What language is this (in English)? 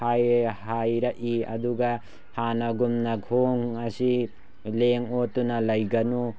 Manipuri